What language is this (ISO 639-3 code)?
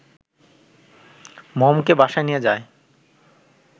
ben